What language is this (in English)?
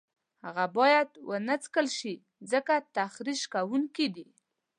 Pashto